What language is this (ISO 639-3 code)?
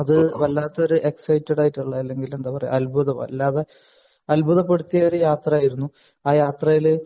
mal